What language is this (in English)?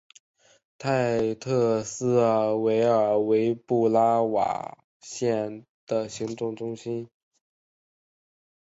Chinese